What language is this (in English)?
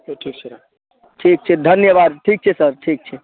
Maithili